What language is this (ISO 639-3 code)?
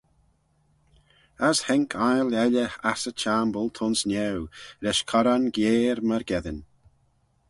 glv